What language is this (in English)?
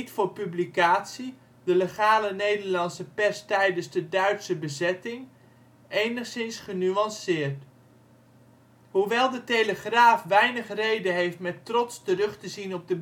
Dutch